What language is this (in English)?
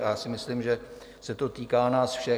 Czech